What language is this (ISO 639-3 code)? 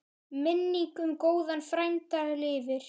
isl